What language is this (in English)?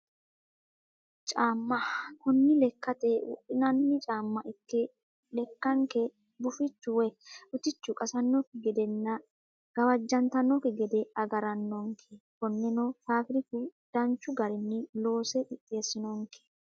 Sidamo